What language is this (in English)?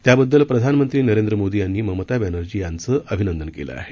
Marathi